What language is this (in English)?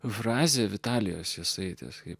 Lithuanian